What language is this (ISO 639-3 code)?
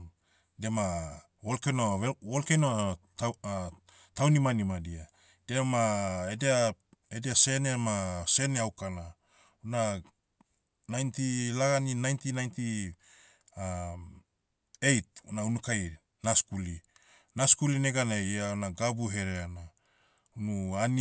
meu